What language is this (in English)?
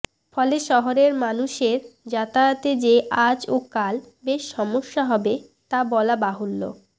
Bangla